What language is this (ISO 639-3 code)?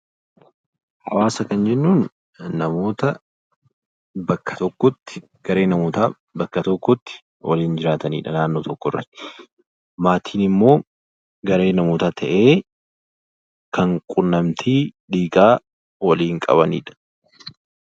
orm